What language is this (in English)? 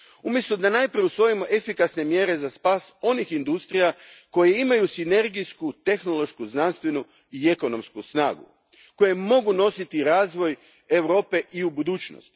Croatian